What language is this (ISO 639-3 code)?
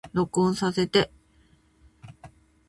jpn